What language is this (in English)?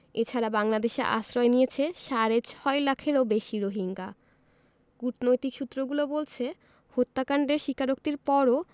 Bangla